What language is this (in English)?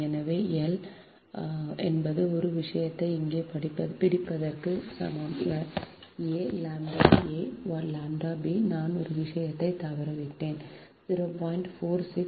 Tamil